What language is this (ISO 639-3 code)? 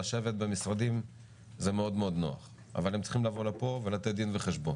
heb